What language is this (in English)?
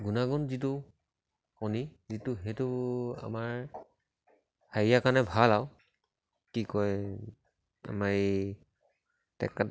Assamese